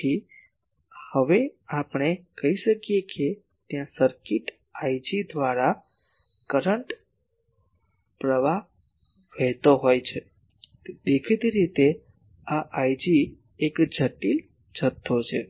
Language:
Gujarati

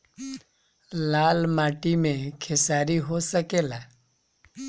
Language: Bhojpuri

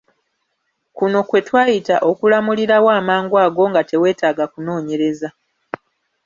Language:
Ganda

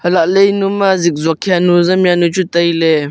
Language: Wancho Naga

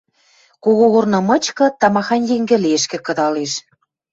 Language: Western Mari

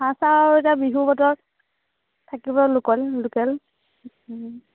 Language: Assamese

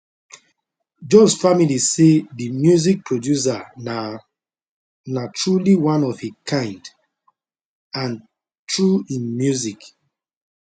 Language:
Nigerian Pidgin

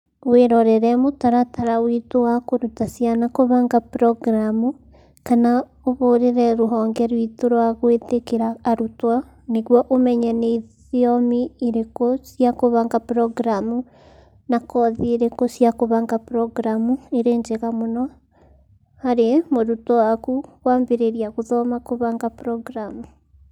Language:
Kikuyu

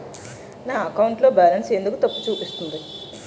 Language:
Telugu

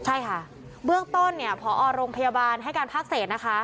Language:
Thai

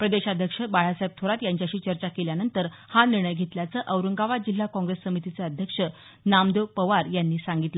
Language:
Marathi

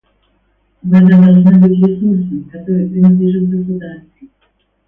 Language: Russian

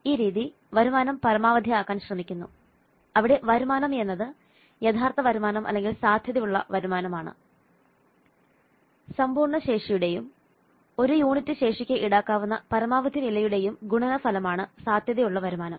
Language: Malayalam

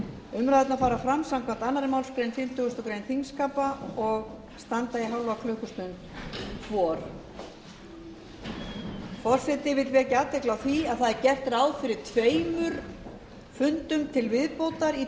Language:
Icelandic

